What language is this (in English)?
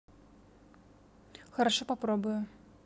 Russian